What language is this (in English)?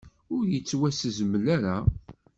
Kabyle